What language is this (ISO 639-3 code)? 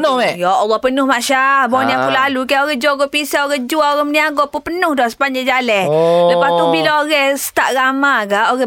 msa